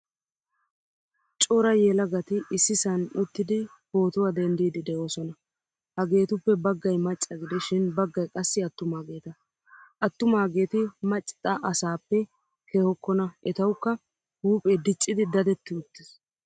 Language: Wolaytta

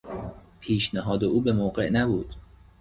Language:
Persian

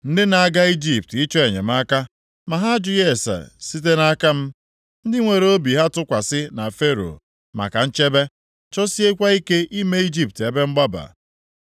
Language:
Igbo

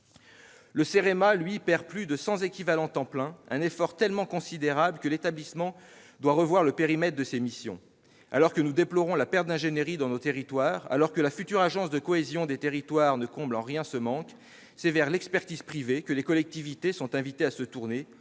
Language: French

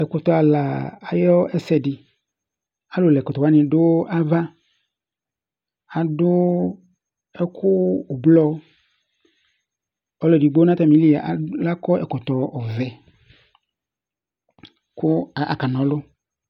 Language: Ikposo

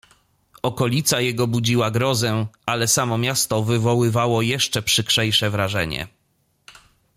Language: Polish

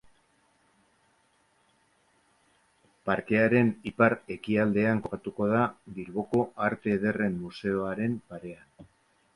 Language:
Basque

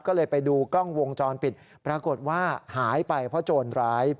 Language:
Thai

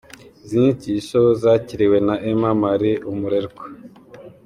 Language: Kinyarwanda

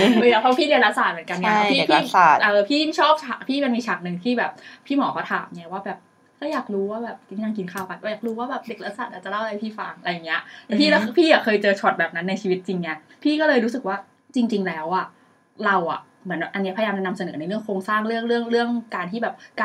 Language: Thai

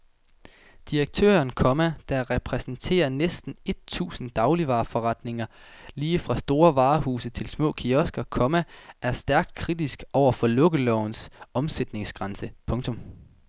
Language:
Danish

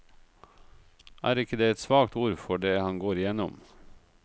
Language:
Norwegian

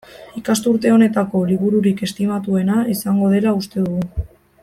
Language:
Basque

